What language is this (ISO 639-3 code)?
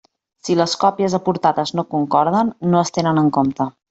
cat